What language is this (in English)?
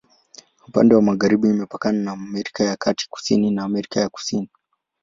Swahili